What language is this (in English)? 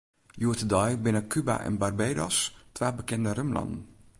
Western Frisian